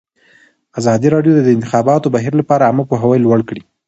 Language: Pashto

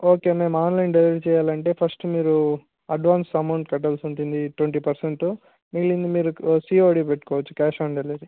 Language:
Telugu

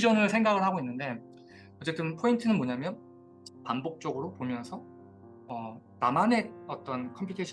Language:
Korean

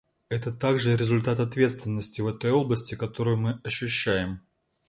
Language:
Russian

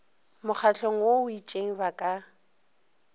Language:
Northern Sotho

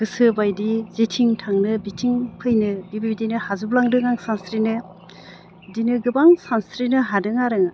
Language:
Bodo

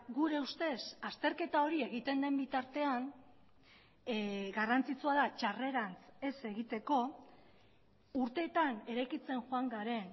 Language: Basque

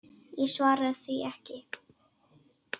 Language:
Icelandic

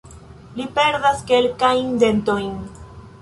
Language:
Esperanto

